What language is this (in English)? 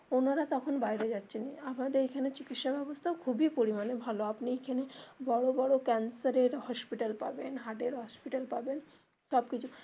Bangla